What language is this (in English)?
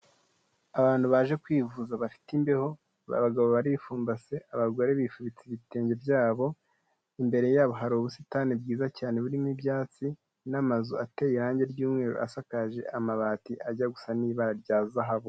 Kinyarwanda